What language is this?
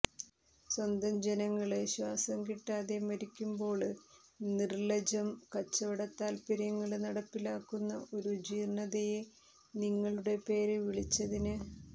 Malayalam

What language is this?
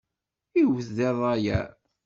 Kabyle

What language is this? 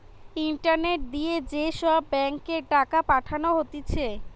Bangla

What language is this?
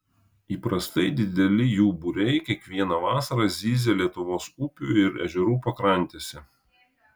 Lithuanian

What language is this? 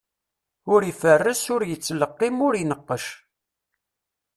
Kabyle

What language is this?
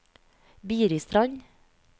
Norwegian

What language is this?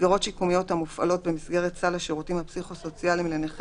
Hebrew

